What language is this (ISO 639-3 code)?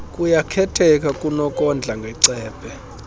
xho